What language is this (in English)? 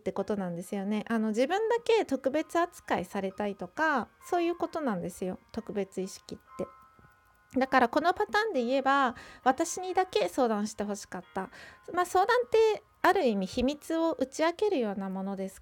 Japanese